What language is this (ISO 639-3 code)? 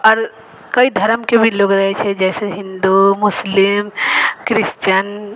mai